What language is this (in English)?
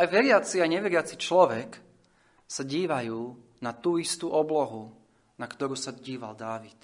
Slovak